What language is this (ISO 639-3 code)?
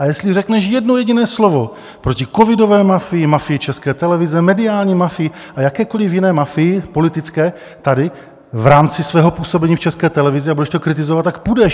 ces